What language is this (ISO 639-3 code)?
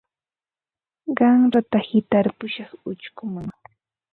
qva